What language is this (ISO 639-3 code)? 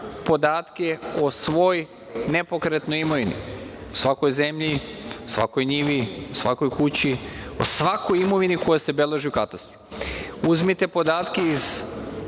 srp